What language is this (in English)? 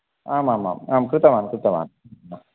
Sanskrit